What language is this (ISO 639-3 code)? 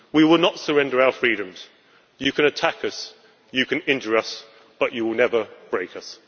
eng